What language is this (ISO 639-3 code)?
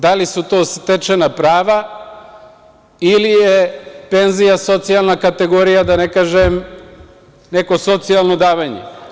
srp